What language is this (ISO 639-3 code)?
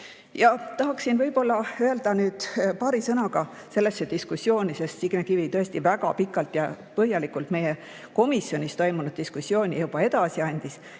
est